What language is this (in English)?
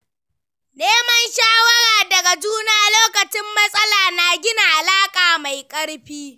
Hausa